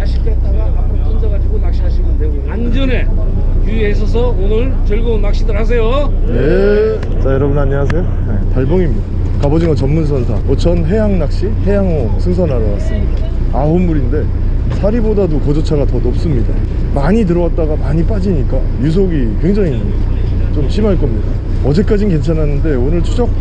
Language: Korean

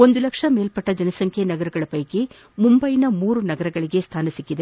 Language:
Kannada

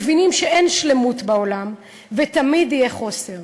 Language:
Hebrew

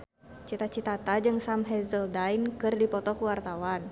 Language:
Sundanese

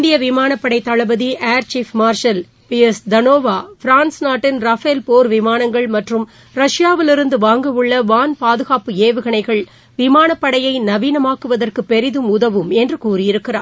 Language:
Tamil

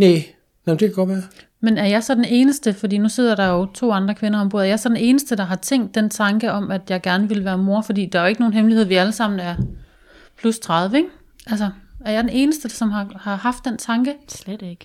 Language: Danish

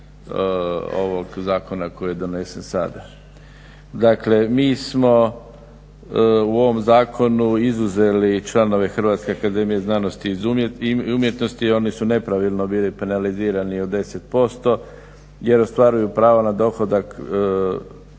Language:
Croatian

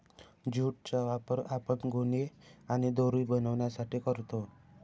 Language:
Marathi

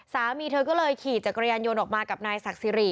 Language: Thai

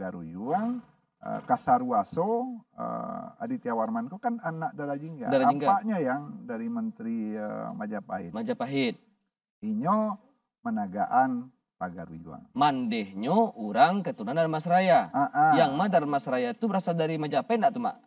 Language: Indonesian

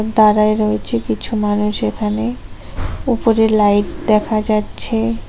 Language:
Bangla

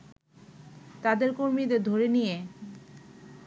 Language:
Bangla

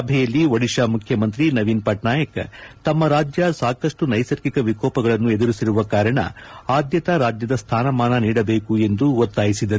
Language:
Kannada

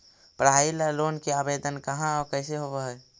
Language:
Magahi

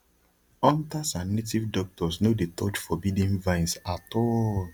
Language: Nigerian Pidgin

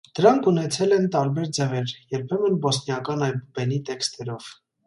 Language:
Armenian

